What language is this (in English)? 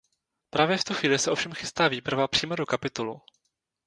Czech